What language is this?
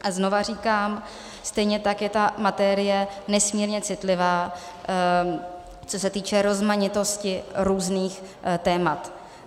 Czech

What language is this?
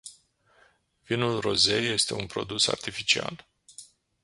Romanian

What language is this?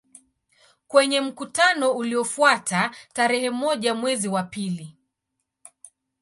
Swahili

